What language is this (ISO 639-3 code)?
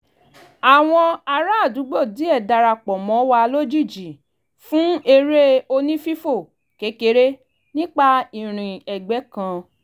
yor